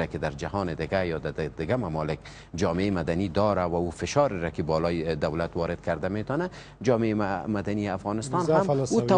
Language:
Persian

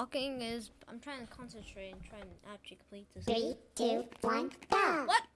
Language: English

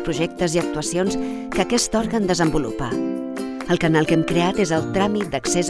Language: Catalan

